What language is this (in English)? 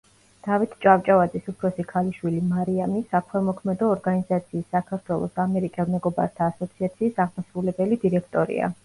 Georgian